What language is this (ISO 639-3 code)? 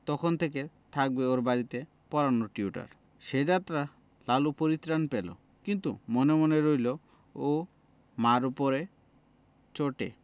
ben